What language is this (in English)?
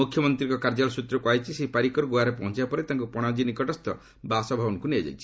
Odia